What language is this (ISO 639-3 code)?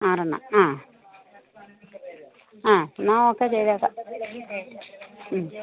mal